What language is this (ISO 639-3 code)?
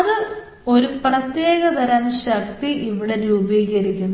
mal